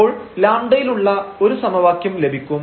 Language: Malayalam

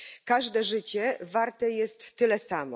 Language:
Polish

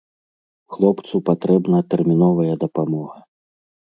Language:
Belarusian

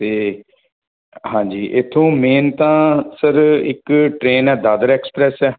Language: Punjabi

